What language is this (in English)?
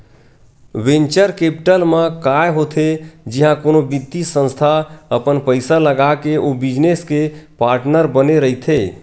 Chhattisgarhi